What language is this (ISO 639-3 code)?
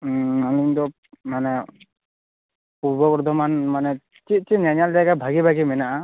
sat